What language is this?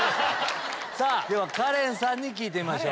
Japanese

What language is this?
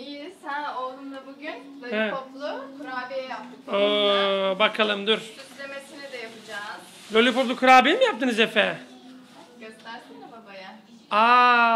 Turkish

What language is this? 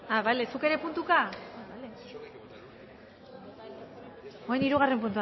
Basque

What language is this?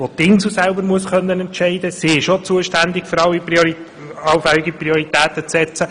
Swiss German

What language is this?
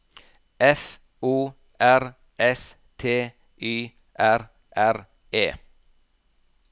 Norwegian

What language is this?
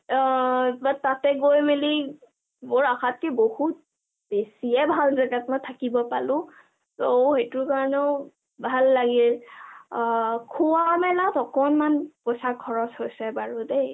Assamese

